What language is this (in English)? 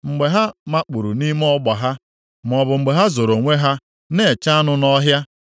Igbo